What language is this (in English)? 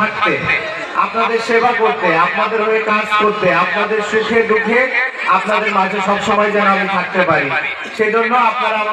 Arabic